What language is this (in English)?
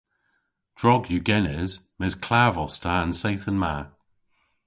Cornish